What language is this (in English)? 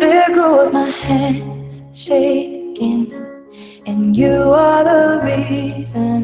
Malay